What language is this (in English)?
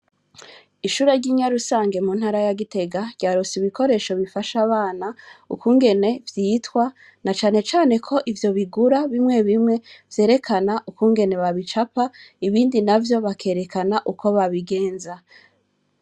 Rundi